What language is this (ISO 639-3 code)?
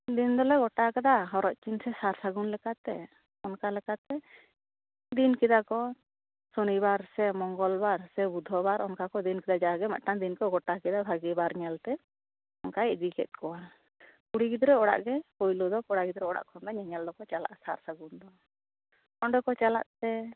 sat